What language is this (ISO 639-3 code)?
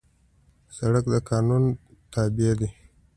pus